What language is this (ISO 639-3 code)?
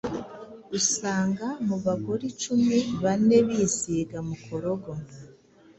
kin